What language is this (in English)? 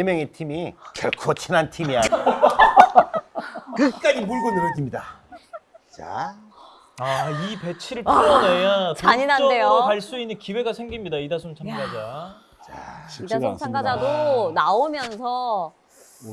Korean